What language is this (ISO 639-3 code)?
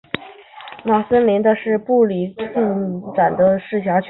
zho